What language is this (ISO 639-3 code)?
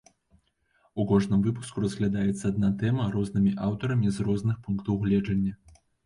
bel